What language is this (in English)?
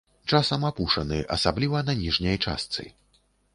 Belarusian